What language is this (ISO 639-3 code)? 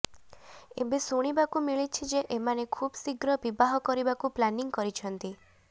ori